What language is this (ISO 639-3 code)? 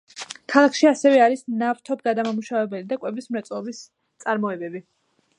kat